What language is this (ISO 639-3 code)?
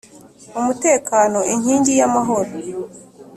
kin